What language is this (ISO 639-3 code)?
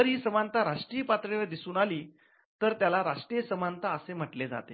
mar